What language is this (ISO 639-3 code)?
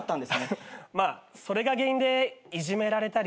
jpn